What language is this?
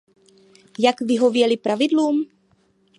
Czech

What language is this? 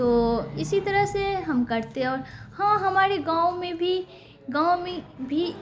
Urdu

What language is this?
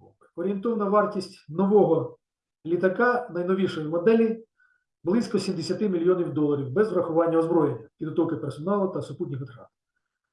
Ukrainian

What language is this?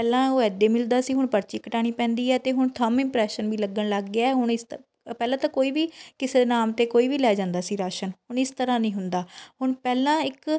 Punjabi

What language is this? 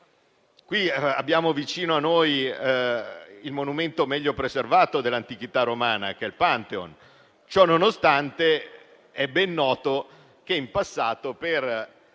Italian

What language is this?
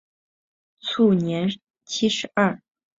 Chinese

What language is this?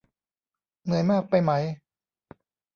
Thai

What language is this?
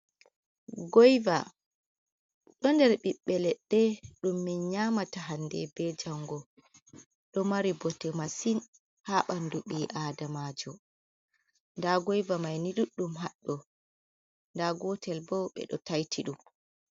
Fula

